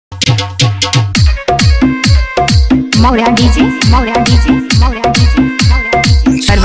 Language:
Thai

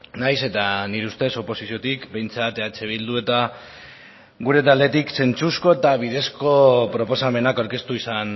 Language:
Basque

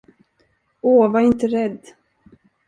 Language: Swedish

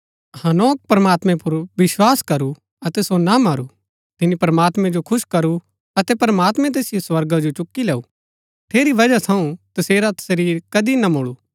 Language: Gaddi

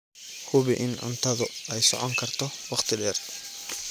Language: Somali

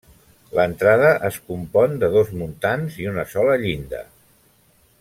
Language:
Catalan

